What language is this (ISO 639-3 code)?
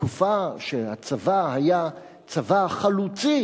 heb